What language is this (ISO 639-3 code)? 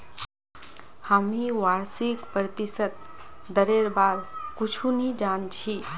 mag